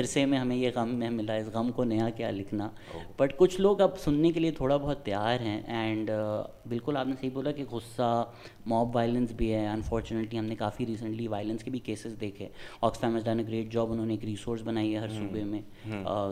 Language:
Urdu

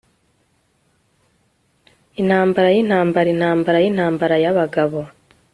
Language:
Kinyarwanda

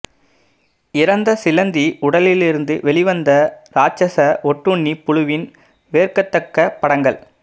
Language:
Tamil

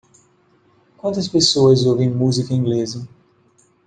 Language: Portuguese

